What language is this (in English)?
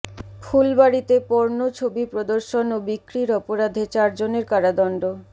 Bangla